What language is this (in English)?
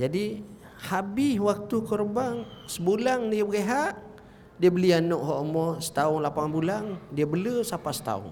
Malay